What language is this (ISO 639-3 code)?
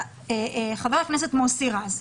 heb